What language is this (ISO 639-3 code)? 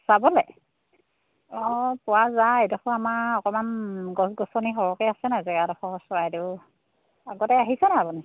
asm